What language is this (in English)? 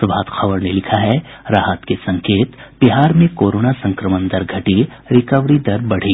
Hindi